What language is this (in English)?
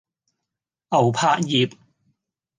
Cantonese